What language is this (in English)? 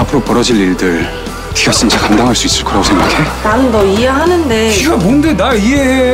Korean